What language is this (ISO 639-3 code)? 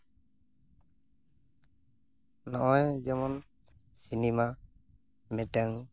sat